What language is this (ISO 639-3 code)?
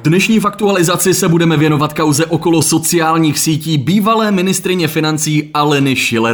ces